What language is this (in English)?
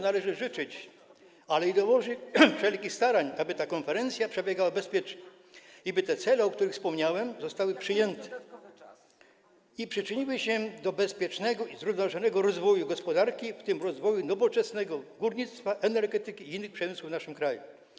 Polish